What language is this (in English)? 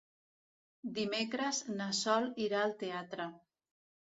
Catalan